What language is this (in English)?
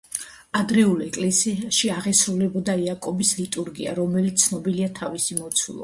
Georgian